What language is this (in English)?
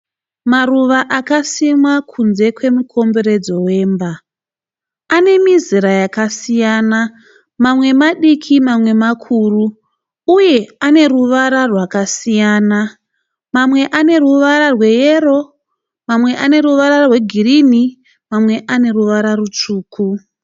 Shona